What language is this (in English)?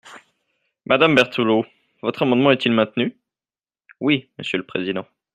French